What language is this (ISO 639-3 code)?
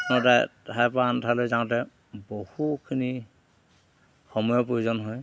asm